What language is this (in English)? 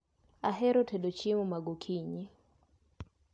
Luo (Kenya and Tanzania)